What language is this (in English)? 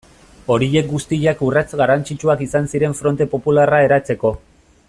Basque